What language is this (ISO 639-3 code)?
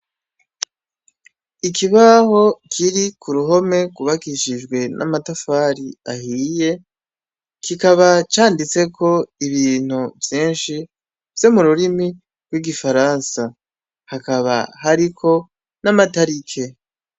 run